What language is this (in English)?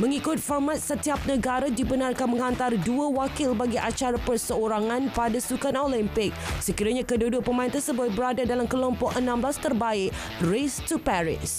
Malay